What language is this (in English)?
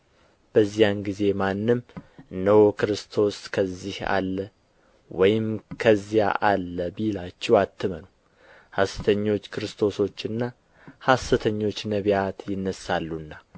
Amharic